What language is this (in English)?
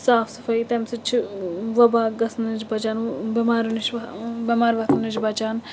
Kashmiri